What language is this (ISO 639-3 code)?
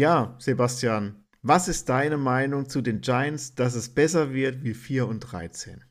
deu